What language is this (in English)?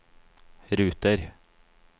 Norwegian